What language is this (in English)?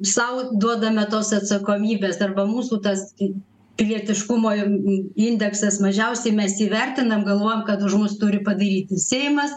Lithuanian